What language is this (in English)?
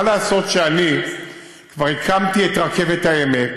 Hebrew